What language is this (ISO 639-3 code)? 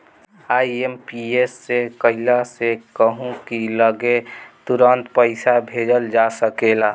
bho